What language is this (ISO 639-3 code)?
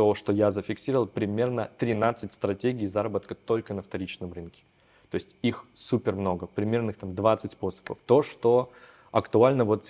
rus